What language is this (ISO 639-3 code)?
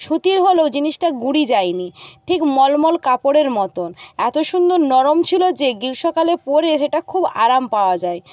ben